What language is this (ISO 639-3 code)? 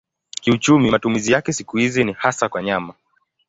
swa